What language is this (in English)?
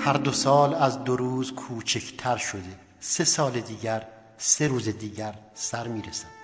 Persian